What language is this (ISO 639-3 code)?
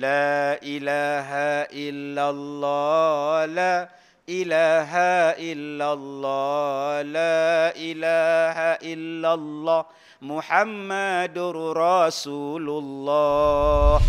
msa